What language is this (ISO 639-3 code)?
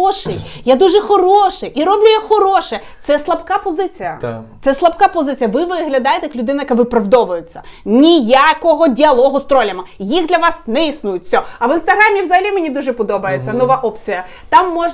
ukr